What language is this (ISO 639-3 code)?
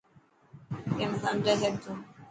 mki